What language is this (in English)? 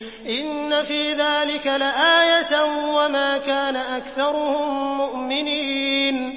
Arabic